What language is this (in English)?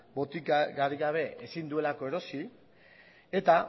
Basque